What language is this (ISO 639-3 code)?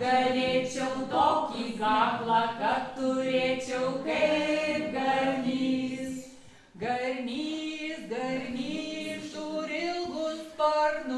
rus